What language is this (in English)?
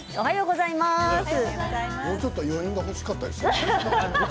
Japanese